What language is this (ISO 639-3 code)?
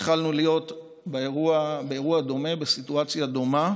heb